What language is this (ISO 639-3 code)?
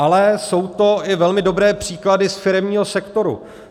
ces